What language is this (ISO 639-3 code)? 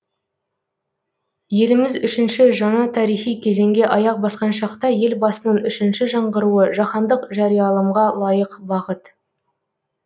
kaz